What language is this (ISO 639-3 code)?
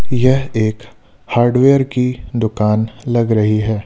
hin